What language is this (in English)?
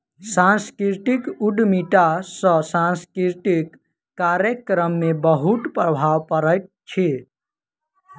Maithili